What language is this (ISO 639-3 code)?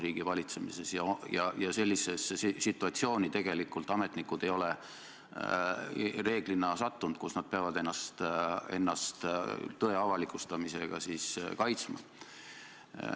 est